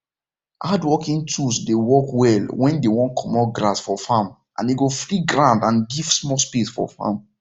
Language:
Nigerian Pidgin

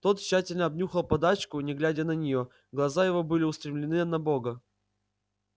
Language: Russian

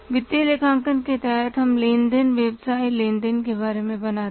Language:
Hindi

